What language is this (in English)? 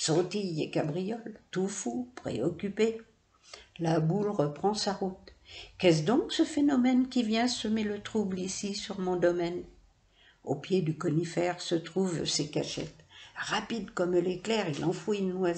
French